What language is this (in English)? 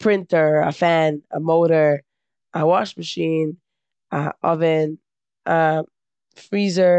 Yiddish